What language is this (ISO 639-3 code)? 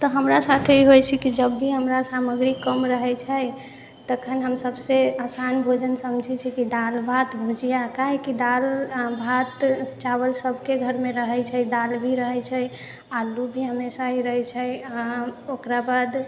mai